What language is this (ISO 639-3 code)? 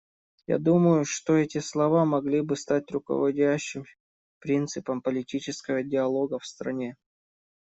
rus